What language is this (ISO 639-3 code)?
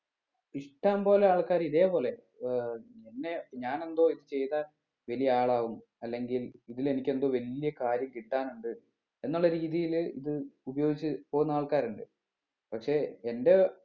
mal